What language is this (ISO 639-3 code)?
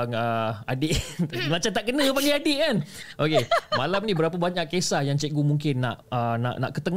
msa